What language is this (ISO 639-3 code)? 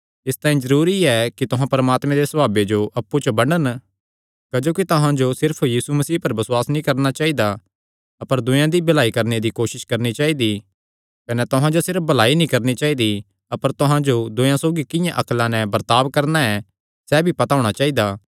xnr